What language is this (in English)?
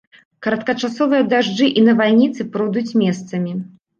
Belarusian